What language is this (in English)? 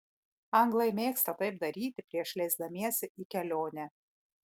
Lithuanian